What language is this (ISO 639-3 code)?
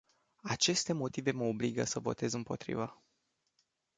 ron